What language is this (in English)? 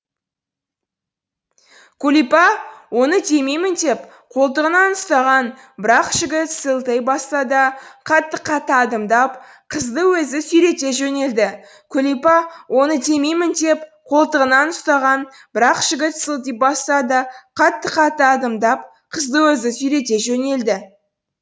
Kazakh